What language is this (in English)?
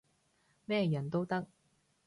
Cantonese